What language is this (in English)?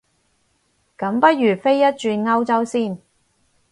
Cantonese